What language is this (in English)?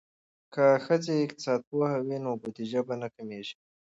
Pashto